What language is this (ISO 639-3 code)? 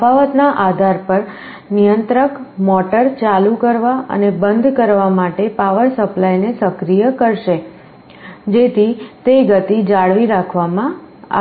guj